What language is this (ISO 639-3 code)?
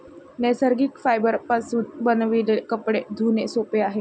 mar